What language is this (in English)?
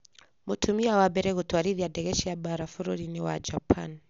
Kikuyu